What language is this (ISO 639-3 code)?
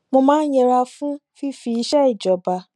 yor